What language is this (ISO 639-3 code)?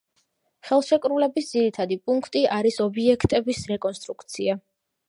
kat